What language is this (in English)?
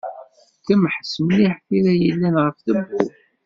Kabyle